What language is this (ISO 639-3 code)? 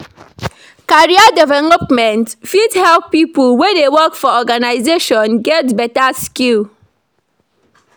pcm